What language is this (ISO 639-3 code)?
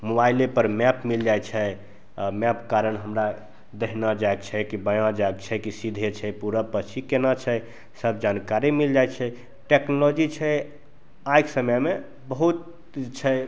mai